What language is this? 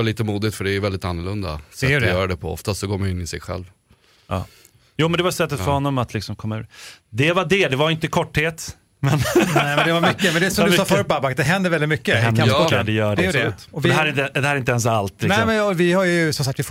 Swedish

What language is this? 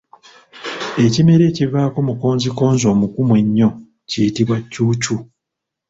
Ganda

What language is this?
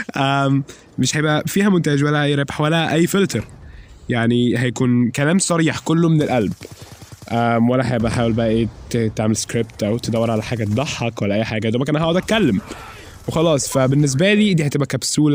Arabic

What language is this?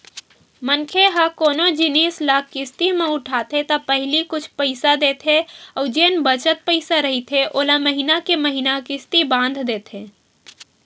Chhattisgarhi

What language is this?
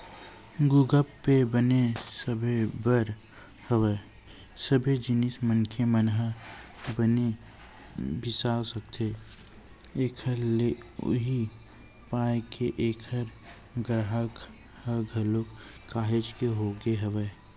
Chhattisgarhi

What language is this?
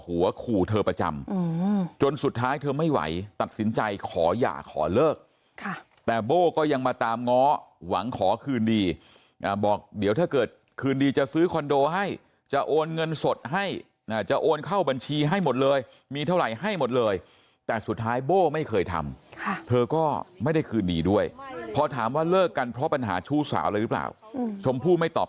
Thai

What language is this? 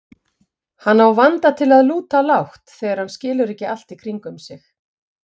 Icelandic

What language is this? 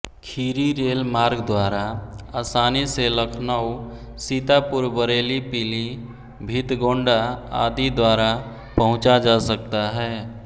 Hindi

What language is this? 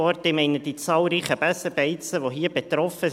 Swiss German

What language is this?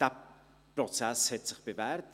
Swiss German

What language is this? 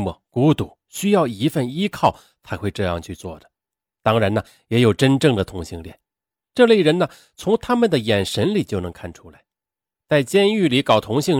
Chinese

